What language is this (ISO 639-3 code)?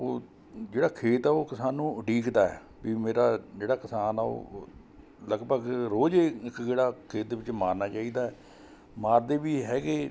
pan